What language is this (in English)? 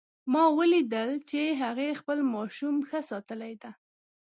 Pashto